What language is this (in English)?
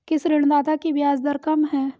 Hindi